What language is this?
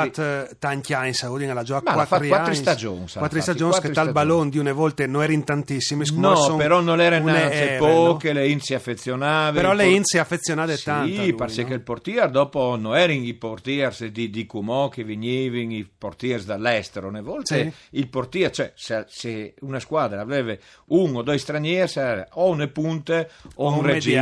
Italian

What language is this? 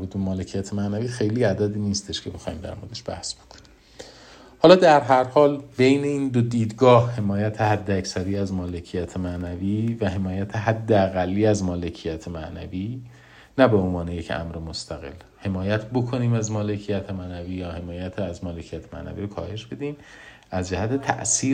Persian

